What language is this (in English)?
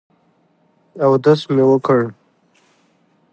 Pashto